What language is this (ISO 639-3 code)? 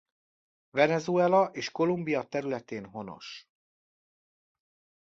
hun